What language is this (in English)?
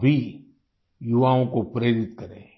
Hindi